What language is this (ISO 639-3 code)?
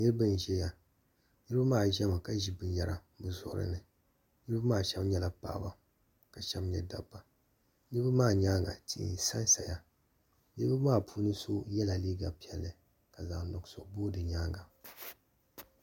dag